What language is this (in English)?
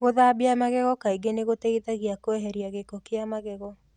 Kikuyu